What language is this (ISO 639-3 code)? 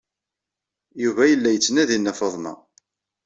kab